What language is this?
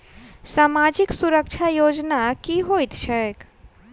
Maithili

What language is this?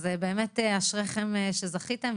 Hebrew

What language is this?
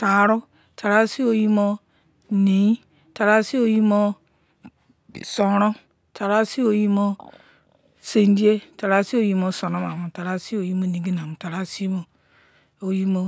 Izon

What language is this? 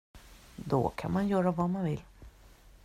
Swedish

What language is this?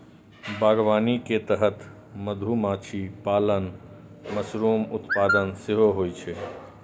Maithili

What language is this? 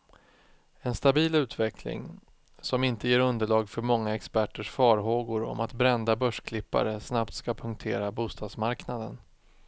Swedish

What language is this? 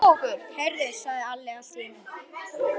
Icelandic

